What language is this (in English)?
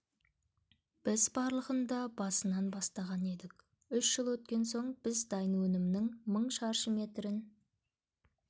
Kazakh